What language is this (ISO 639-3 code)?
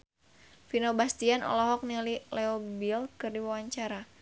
sun